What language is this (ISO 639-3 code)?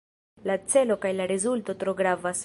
epo